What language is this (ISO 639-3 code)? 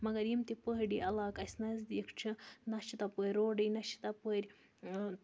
kas